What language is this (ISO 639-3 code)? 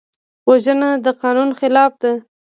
pus